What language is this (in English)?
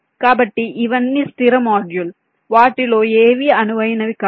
Telugu